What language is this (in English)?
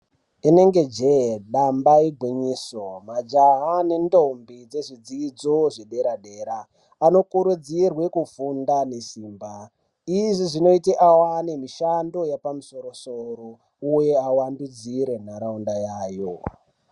Ndau